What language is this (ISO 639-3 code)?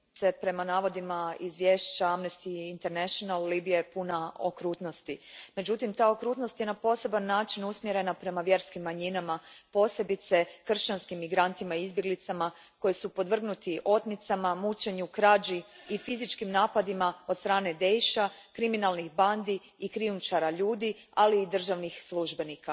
hrv